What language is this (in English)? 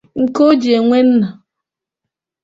Igbo